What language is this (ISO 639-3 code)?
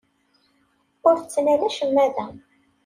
kab